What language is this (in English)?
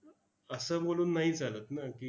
Marathi